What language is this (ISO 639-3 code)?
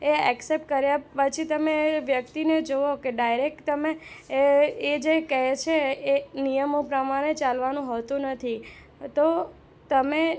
guj